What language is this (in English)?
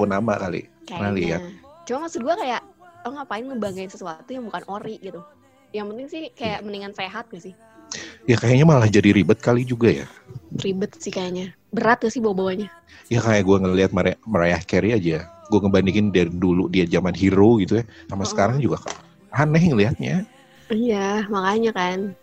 Indonesian